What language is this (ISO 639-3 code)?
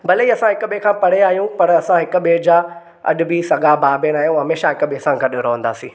snd